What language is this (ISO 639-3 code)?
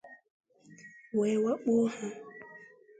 ibo